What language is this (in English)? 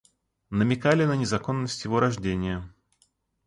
Russian